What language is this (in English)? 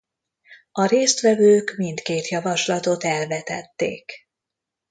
Hungarian